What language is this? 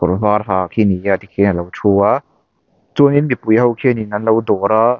Mizo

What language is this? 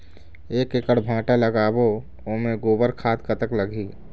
Chhattisgarhi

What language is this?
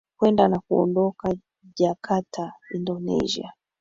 Swahili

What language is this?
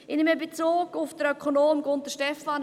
Swiss German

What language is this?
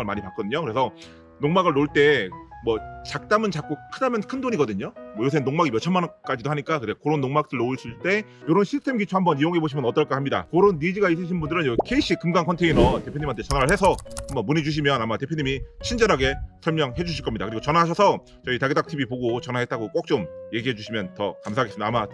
Korean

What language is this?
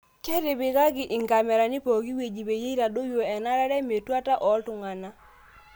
Masai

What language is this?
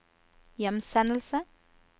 Norwegian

